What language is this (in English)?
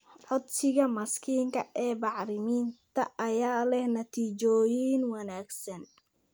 Somali